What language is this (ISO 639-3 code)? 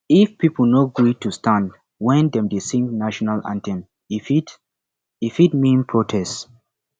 pcm